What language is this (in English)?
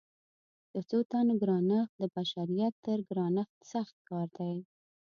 Pashto